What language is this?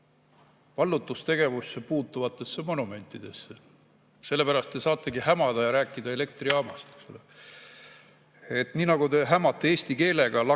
Estonian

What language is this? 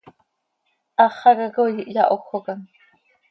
Seri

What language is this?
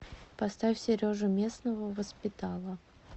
Russian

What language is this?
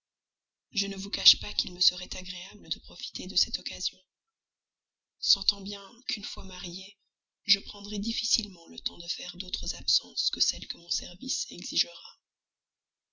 French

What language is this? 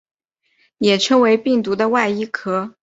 Chinese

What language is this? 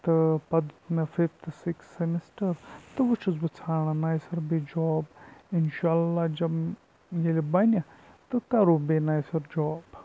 Kashmiri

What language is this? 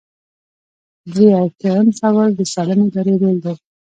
Pashto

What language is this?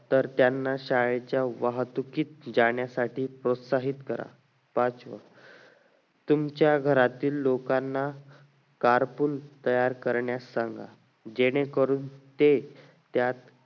Marathi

